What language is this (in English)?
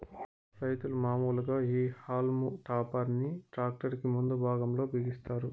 Telugu